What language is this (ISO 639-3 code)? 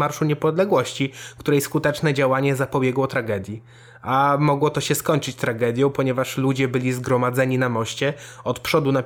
pol